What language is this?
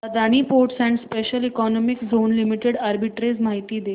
Marathi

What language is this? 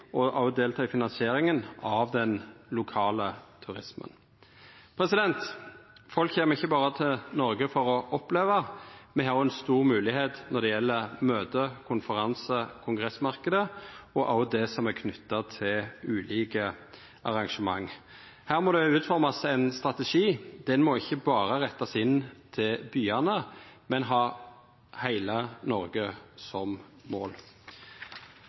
Norwegian Nynorsk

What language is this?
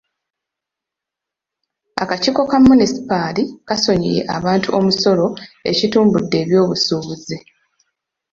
Ganda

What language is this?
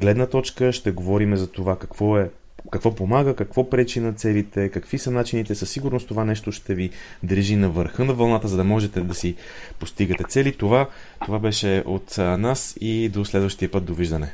Bulgarian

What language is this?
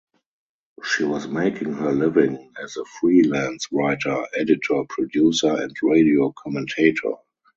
English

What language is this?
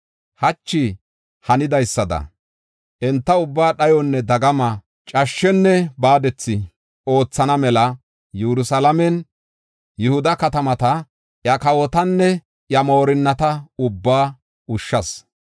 Gofa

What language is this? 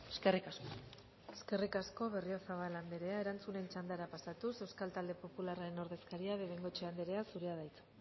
Basque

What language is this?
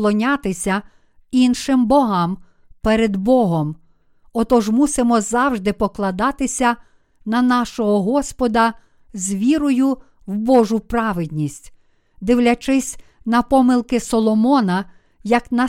Ukrainian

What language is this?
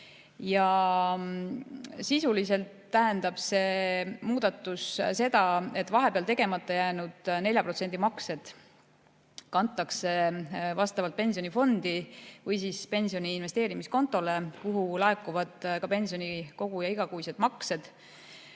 Estonian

